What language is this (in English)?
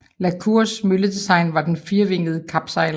Danish